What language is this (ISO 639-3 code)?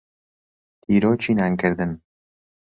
ckb